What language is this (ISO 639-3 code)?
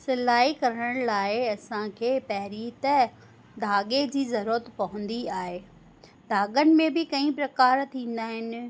snd